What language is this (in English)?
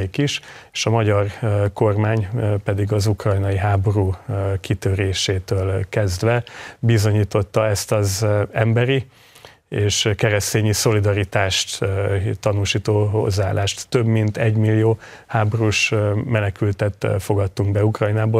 Hungarian